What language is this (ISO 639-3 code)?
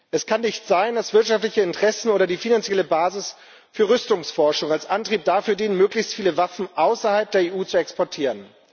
deu